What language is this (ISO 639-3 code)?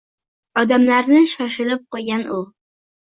uzb